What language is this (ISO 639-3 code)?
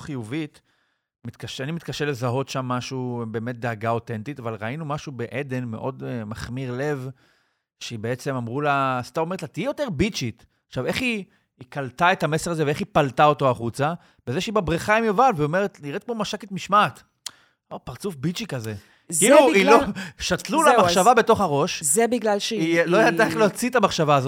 heb